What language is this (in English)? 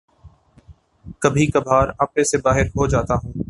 Urdu